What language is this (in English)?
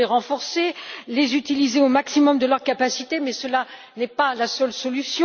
French